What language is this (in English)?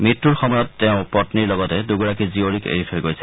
Assamese